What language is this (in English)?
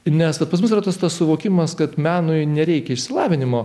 Lithuanian